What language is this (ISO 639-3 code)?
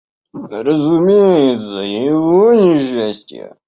rus